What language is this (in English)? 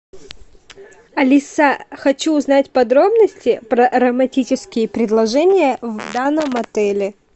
Russian